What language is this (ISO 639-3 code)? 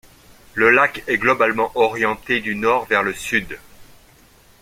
fra